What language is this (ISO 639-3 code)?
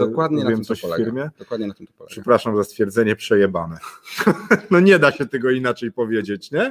pol